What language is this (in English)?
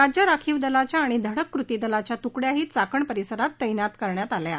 Marathi